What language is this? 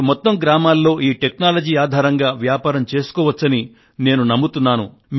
Telugu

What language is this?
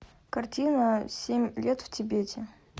Russian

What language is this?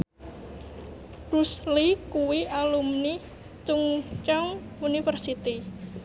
Javanese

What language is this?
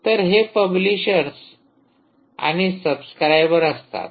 Marathi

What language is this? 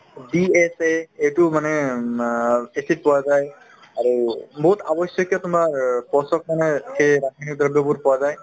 Assamese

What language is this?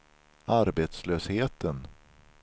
Swedish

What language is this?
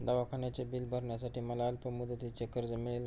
Marathi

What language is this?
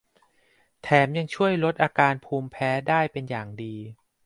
Thai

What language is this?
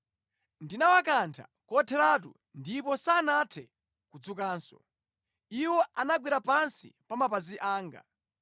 Nyanja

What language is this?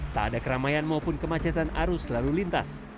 Indonesian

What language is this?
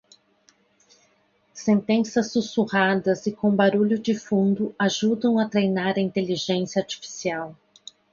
Portuguese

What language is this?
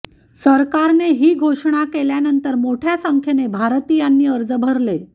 Marathi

